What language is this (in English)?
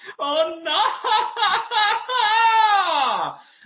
Welsh